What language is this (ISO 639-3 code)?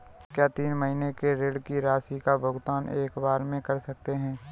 hin